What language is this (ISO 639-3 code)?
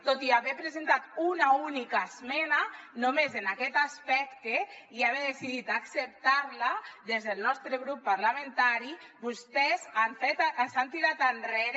cat